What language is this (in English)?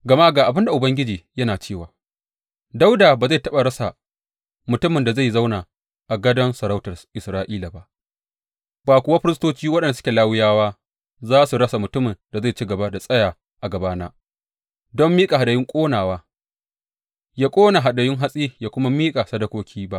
Hausa